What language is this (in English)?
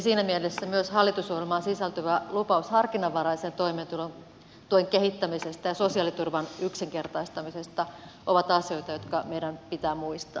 Finnish